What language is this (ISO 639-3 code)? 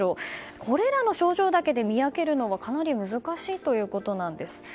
jpn